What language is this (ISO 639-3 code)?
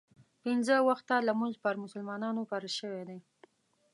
pus